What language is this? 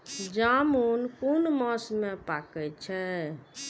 Maithili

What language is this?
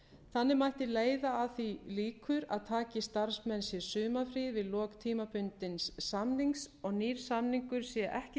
Icelandic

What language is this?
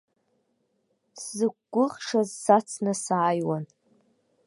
Abkhazian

